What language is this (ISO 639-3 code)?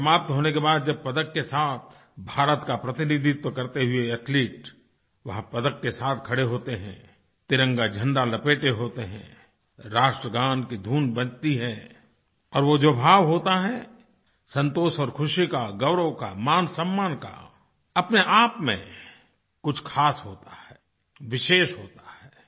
hin